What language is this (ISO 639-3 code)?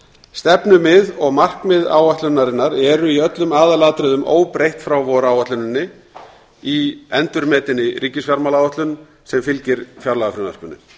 isl